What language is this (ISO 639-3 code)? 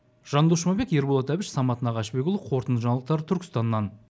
kaz